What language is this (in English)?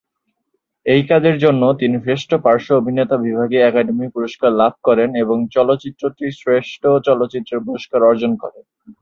Bangla